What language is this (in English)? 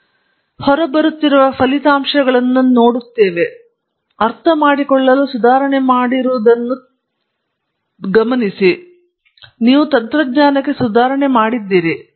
Kannada